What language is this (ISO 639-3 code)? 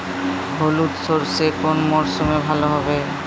ben